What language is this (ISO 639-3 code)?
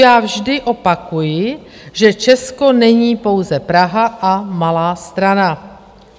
ces